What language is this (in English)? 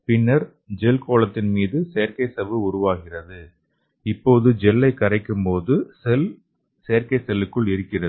Tamil